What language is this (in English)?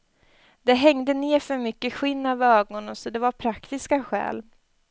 Swedish